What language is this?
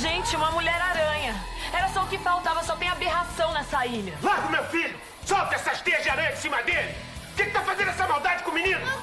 Portuguese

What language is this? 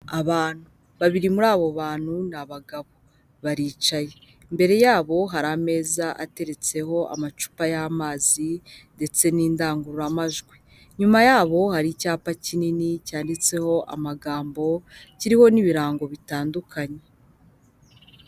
Kinyarwanda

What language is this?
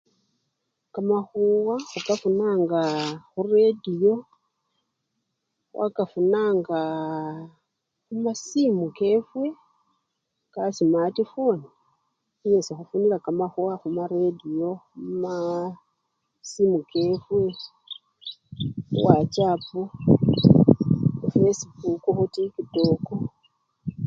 Luyia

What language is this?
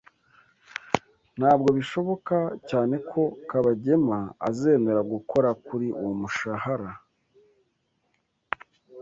Kinyarwanda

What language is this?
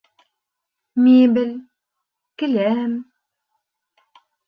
Bashkir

